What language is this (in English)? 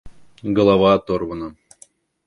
Russian